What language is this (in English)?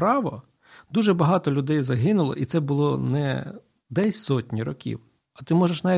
Ukrainian